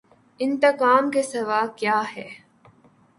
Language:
Urdu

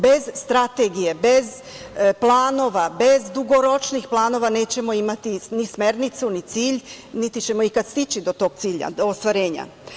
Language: Serbian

